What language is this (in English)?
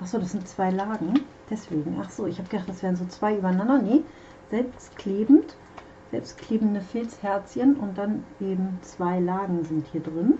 German